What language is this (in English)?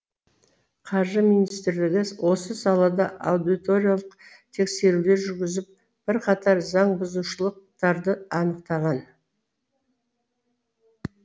Kazakh